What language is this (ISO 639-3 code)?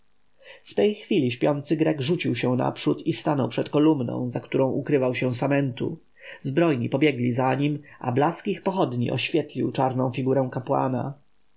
pol